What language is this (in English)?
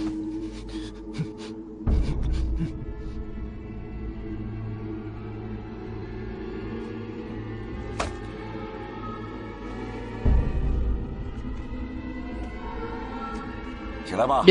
Vietnamese